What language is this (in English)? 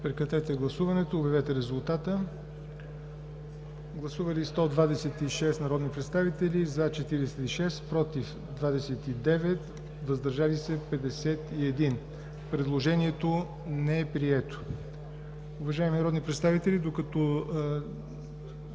Bulgarian